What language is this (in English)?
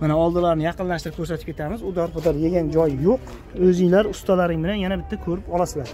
Turkish